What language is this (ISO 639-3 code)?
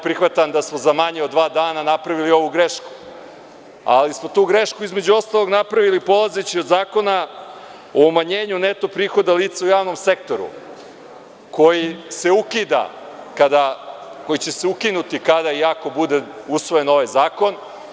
srp